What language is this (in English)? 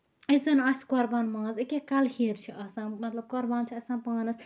Kashmiri